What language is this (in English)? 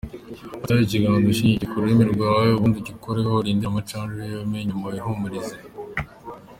Kinyarwanda